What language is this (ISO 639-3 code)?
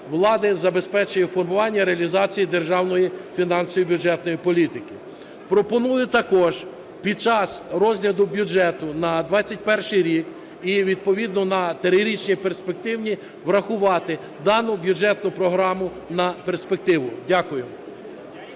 ukr